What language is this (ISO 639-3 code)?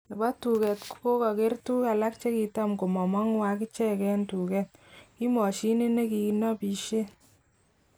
kln